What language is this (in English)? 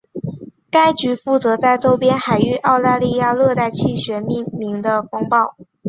Chinese